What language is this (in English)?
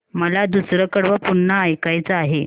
Marathi